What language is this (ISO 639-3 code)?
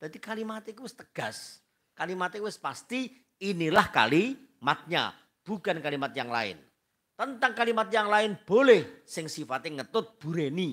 ind